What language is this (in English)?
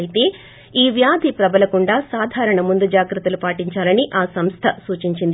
Telugu